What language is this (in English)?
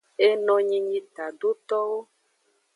Aja (Benin)